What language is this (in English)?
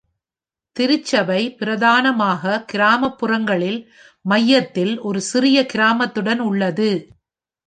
Tamil